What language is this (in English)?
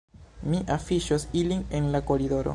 Esperanto